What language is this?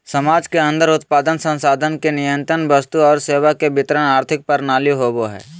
Magahi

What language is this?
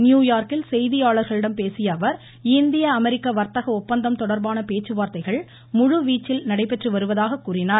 Tamil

